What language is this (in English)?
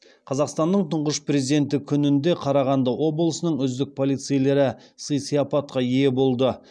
Kazakh